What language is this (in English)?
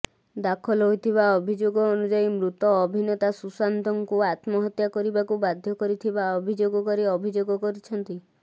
Odia